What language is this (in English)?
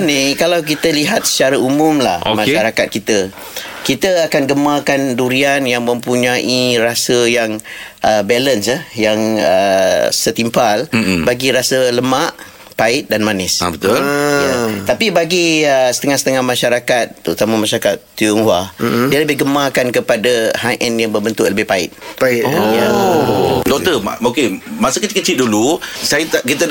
Malay